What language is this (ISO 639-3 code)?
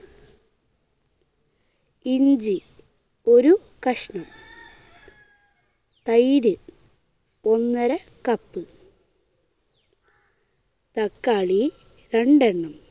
mal